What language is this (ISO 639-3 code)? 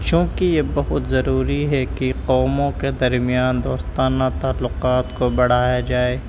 urd